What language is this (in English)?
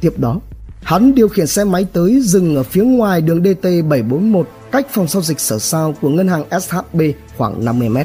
Vietnamese